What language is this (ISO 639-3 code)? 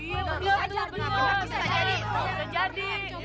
ind